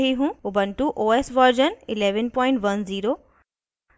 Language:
Hindi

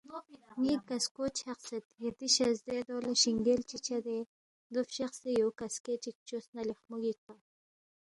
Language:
Balti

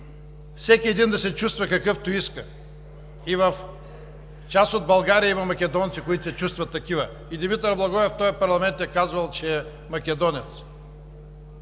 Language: Bulgarian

